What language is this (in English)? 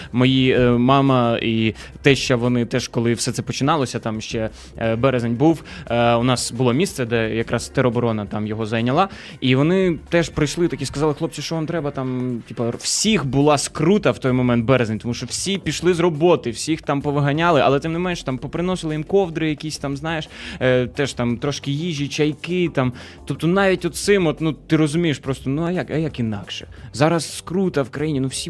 Ukrainian